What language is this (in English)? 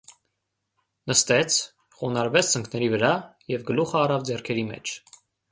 Armenian